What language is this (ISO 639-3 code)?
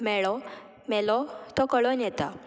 kok